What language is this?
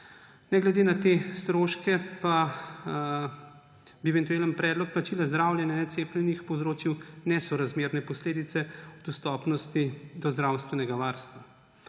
Slovenian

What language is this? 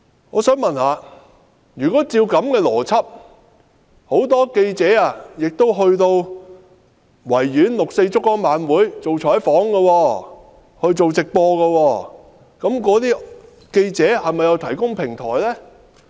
Cantonese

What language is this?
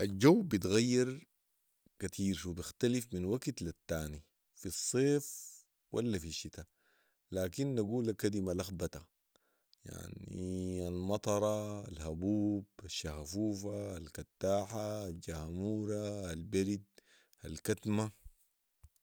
Sudanese Arabic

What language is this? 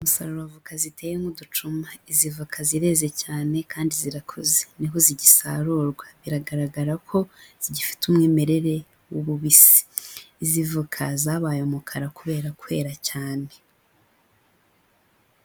Kinyarwanda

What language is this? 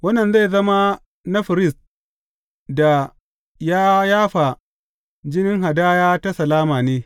Hausa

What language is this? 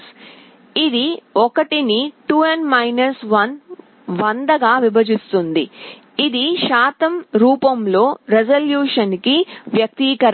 Telugu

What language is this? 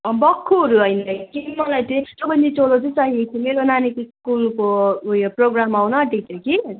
Nepali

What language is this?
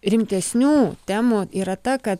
Lithuanian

